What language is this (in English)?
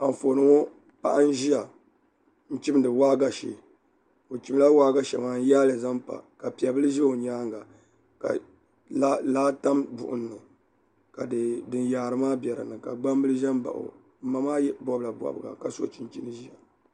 Dagbani